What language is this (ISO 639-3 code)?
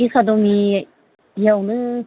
brx